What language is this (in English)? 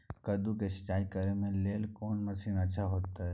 Maithili